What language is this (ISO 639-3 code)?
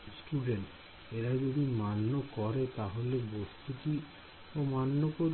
ben